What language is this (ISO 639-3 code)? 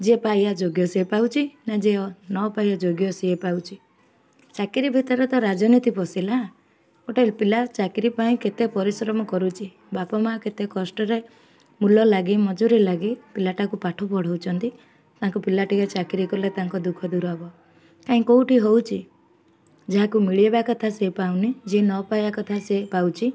ori